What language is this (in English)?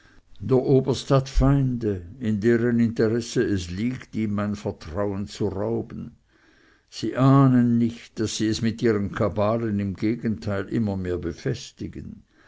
German